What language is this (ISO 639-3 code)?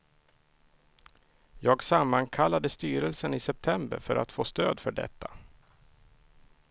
swe